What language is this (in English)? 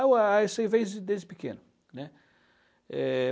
Portuguese